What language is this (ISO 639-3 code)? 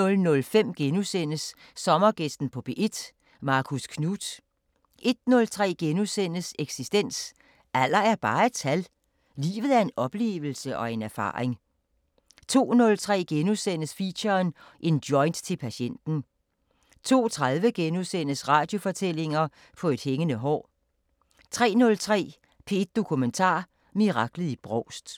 dan